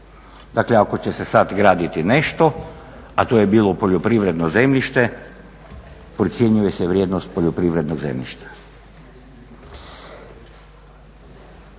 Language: Croatian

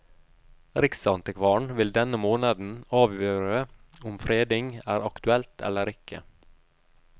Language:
Norwegian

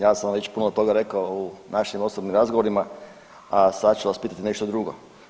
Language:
Croatian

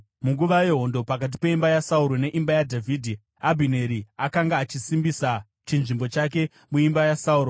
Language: Shona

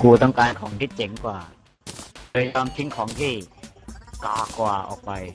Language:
Thai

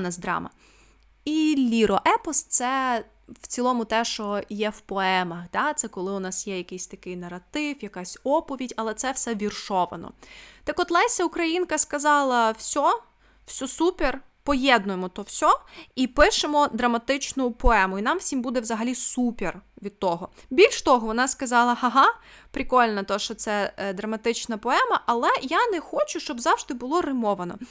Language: Ukrainian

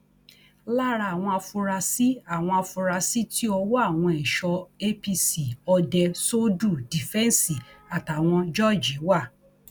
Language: Yoruba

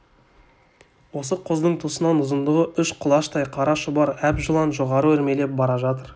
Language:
Kazakh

